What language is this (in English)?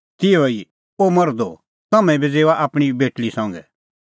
Kullu Pahari